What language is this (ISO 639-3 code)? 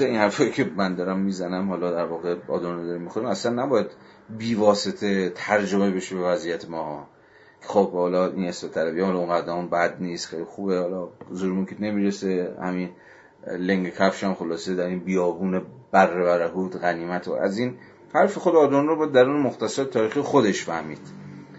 fas